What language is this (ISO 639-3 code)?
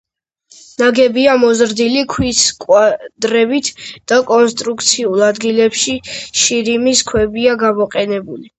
kat